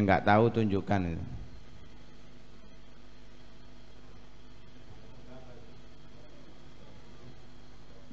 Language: Indonesian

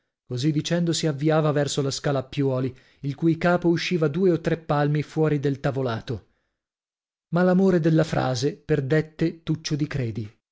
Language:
Italian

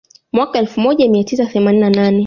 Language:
Swahili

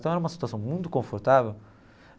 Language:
Portuguese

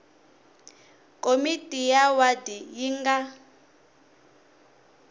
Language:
Tsonga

